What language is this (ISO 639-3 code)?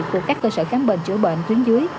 vie